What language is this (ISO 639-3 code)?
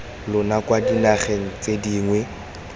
tsn